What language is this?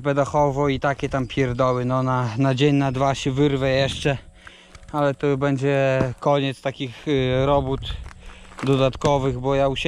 Polish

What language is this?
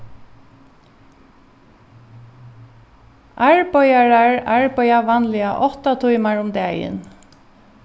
Faroese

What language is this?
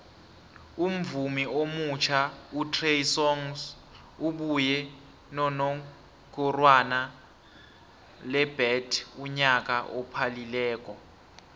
South Ndebele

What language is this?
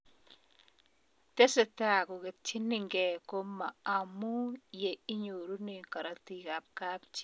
Kalenjin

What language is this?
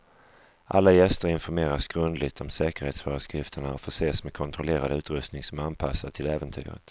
Swedish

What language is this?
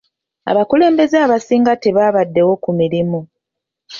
Ganda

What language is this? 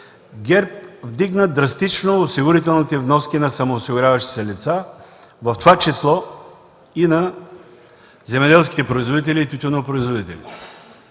Bulgarian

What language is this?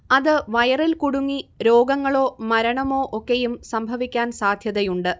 Malayalam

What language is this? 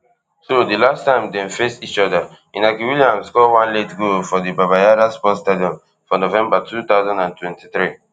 Nigerian Pidgin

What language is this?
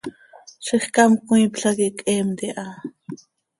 Seri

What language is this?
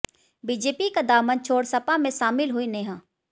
Hindi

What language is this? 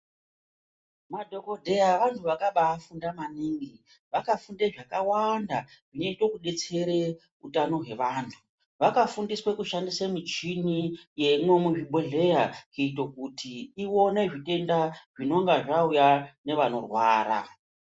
Ndau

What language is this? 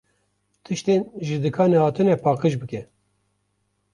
Kurdish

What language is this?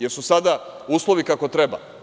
Serbian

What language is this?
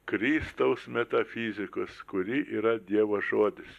Lithuanian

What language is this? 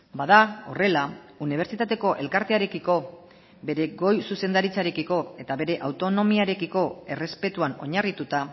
Basque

